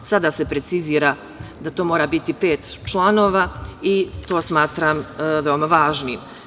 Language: Serbian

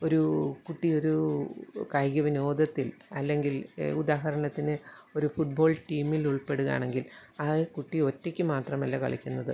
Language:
Malayalam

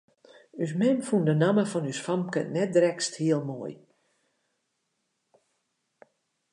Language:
Western Frisian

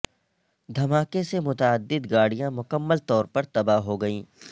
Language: Urdu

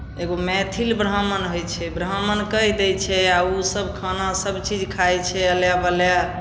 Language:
Maithili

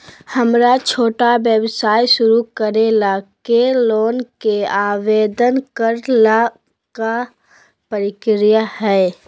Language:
Magahi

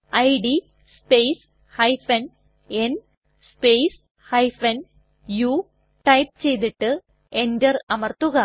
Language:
Malayalam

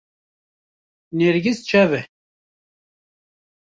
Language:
Kurdish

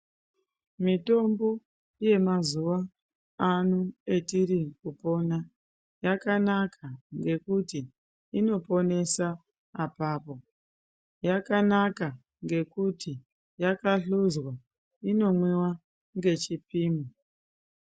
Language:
Ndau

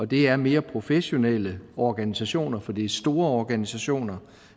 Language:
Danish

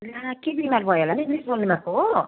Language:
Nepali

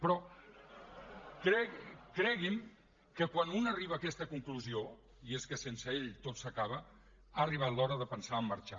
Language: Catalan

